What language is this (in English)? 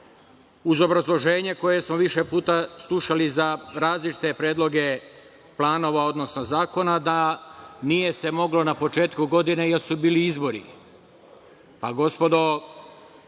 Serbian